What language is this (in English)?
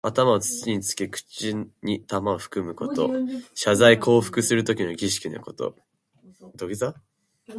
Japanese